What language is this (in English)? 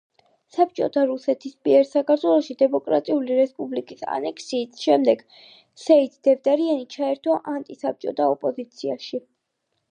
Georgian